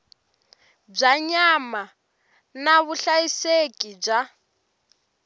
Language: Tsonga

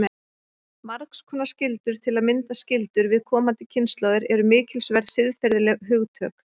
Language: Icelandic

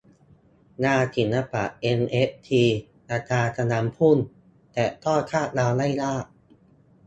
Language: Thai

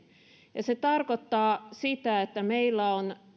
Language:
Finnish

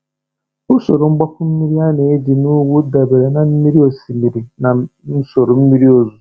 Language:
Igbo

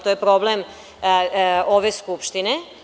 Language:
Serbian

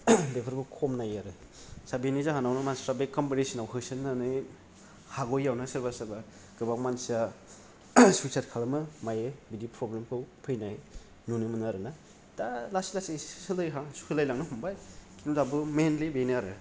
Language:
Bodo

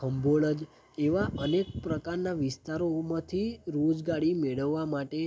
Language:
Gujarati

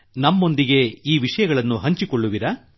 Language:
Kannada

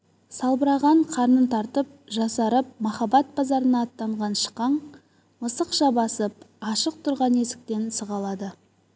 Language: Kazakh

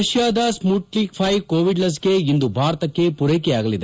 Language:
Kannada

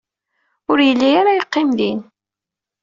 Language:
Kabyle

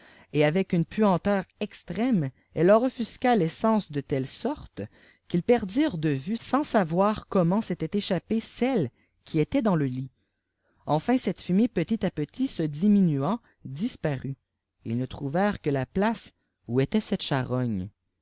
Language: French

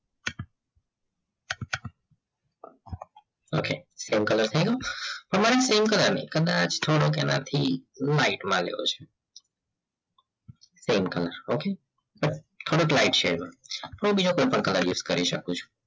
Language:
Gujarati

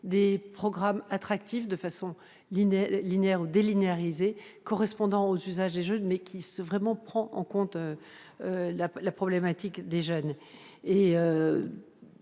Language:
French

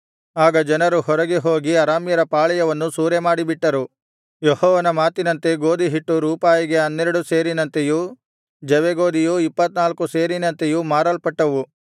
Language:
Kannada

